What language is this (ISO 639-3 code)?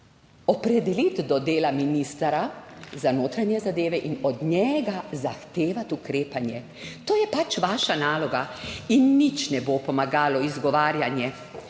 slv